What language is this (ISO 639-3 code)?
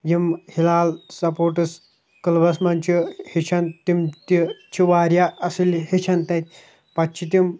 kas